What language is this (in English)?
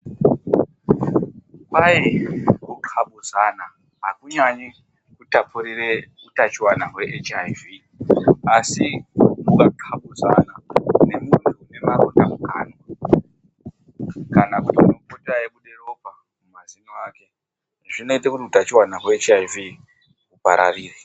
Ndau